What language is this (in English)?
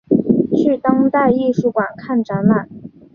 Chinese